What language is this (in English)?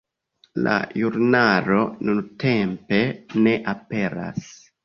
Esperanto